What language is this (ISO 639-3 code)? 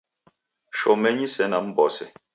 dav